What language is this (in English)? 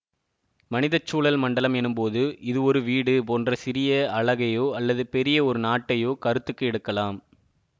Tamil